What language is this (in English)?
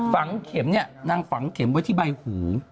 Thai